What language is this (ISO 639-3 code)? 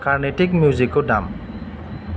brx